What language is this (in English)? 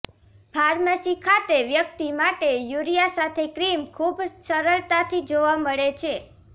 Gujarati